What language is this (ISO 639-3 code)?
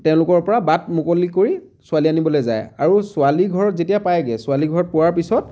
asm